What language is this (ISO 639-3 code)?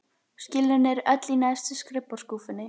isl